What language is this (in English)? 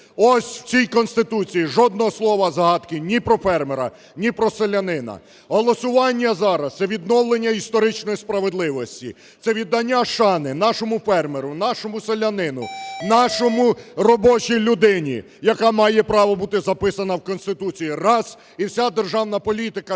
Ukrainian